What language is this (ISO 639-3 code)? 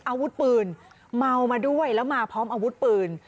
tha